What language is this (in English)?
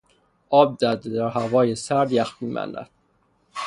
Persian